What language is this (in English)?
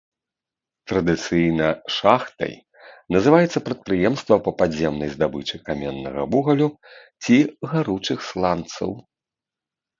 Belarusian